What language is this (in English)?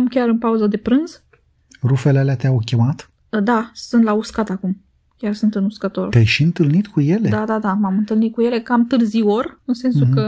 Romanian